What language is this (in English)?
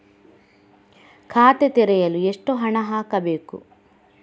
Kannada